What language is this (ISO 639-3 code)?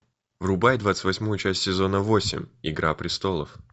rus